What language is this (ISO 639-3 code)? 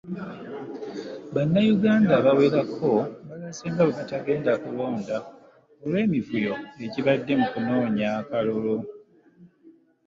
lug